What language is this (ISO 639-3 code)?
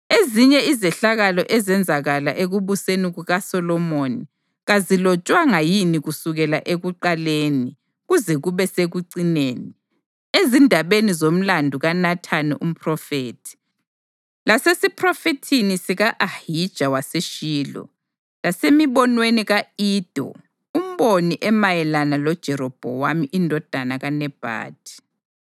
nde